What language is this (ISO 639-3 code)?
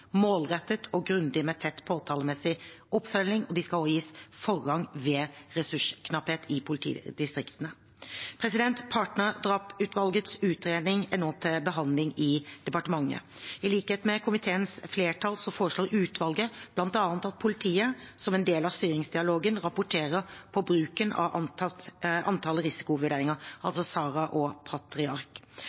nob